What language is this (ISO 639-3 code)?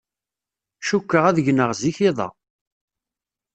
kab